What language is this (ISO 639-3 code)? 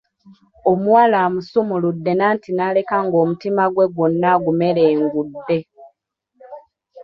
lug